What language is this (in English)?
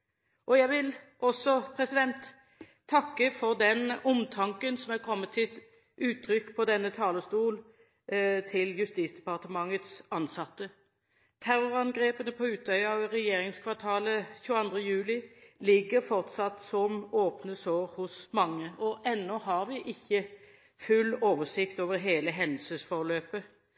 Norwegian Bokmål